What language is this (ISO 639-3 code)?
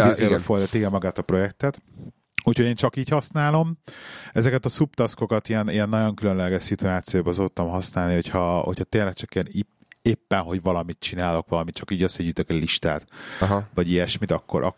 hun